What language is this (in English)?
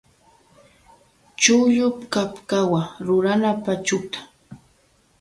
Loja Highland Quichua